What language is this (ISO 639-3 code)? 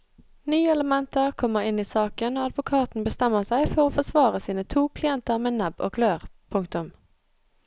nor